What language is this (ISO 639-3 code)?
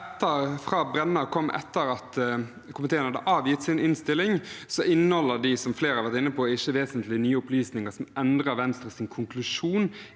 nor